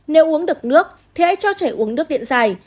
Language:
Vietnamese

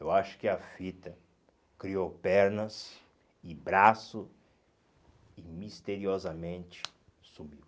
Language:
Portuguese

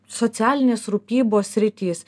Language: Lithuanian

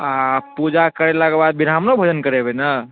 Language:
Maithili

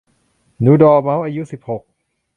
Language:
Thai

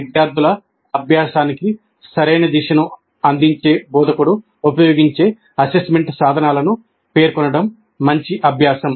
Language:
Telugu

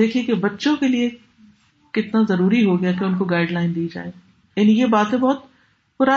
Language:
Urdu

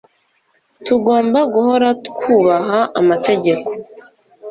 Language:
Kinyarwanda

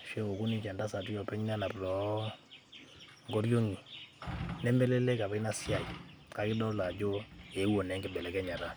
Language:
Masai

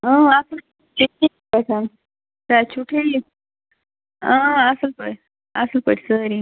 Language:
Kashmiri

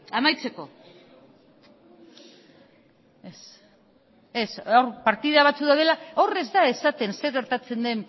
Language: Basque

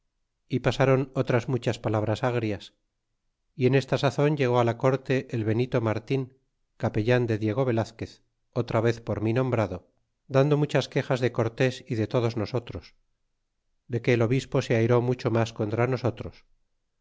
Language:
Spanish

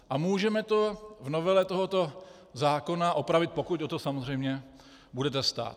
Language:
Czech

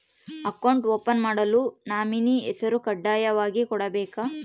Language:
Kannada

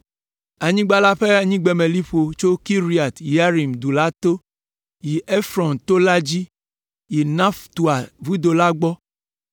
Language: Ewe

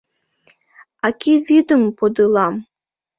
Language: Mari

